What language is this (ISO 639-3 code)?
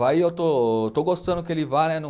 por